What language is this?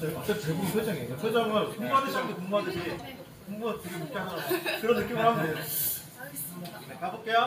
Korean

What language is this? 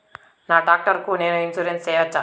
Telugu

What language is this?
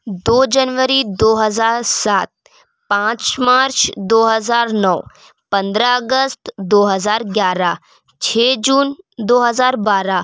Urdu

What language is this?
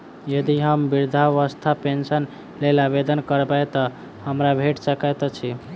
Maithili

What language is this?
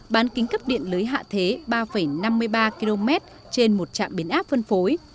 Vietnamese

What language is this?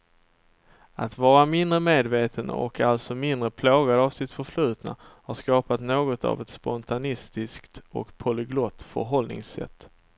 Swedish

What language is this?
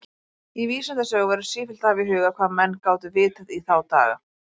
Icelandic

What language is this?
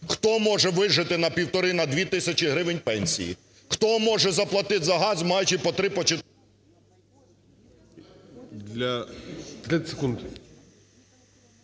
Ukrainian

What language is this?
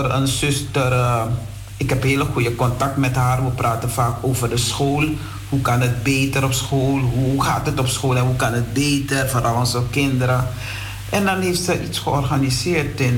Dutch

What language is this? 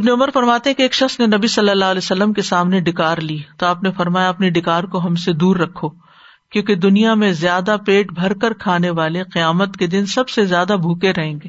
Urdu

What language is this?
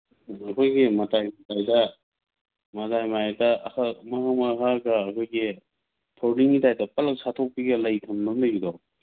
Manipuri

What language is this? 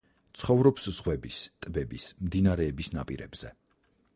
Georgian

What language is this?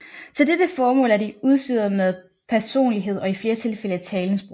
Danish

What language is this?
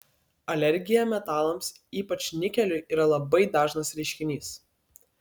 Lithuanian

